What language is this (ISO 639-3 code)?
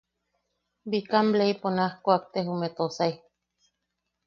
yaq